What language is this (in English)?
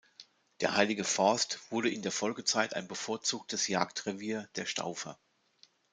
German